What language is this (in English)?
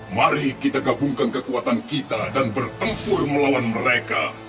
Indonesian